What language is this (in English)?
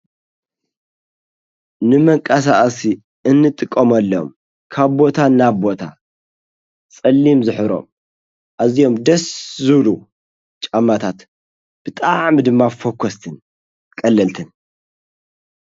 Tigrinya